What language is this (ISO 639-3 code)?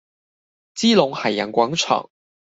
zho